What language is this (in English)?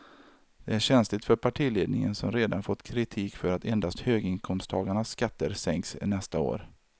Swedish